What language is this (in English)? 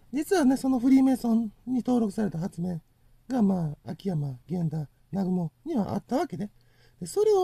Japanese